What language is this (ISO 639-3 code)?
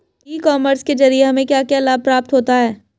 hin